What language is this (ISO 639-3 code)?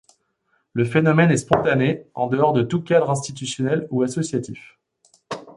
fra